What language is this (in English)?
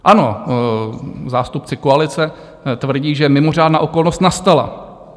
Czech